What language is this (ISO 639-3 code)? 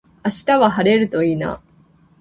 jpn